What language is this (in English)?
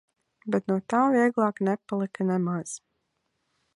Latvian